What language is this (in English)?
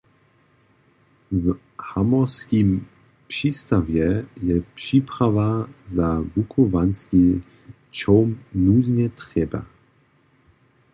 Upper Sorbian